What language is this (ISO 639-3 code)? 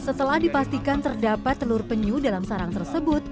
ind